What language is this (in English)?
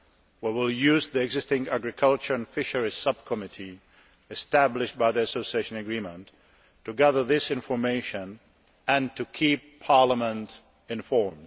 English